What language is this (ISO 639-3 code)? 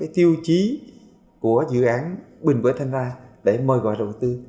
vie